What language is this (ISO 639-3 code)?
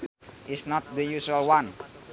sun